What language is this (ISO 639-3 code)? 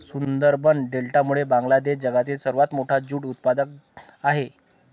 mar